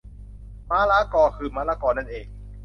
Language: Thai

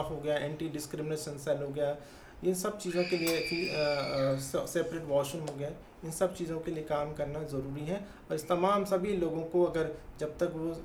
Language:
Hindi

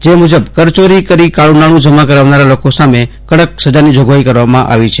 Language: Gujarati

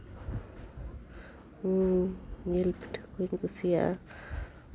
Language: Santali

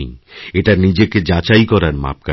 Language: Bangla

